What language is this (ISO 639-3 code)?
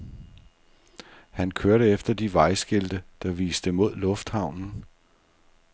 dan